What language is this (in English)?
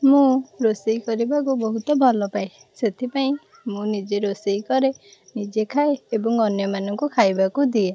Odia